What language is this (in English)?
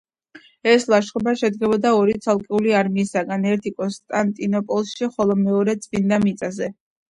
Georgian